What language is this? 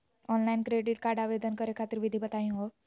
Magahi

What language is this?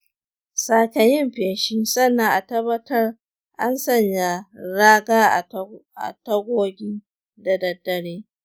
Hausa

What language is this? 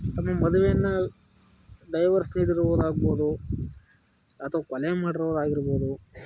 Kannada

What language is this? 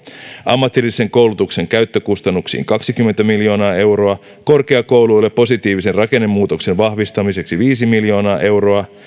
Finnish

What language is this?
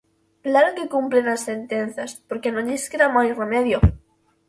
Galician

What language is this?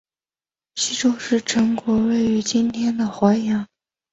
Chinese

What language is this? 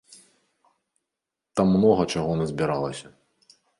Belarusian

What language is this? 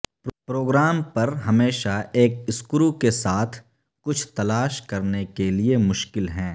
Urdu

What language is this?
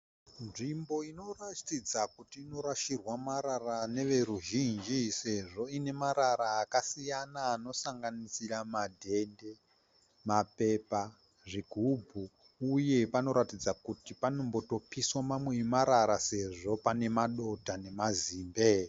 Shona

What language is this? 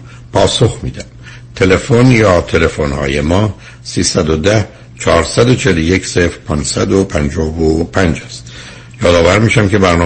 Persian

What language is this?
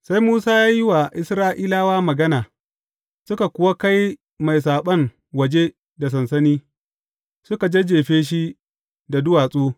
Hausa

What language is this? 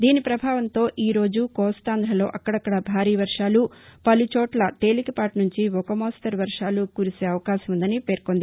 Telugu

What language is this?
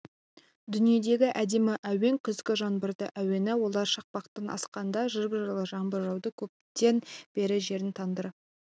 Kazakh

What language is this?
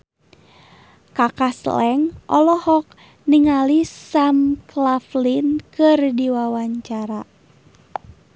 Sundanese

